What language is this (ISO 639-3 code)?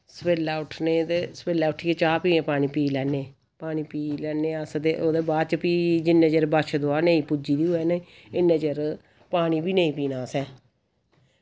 doi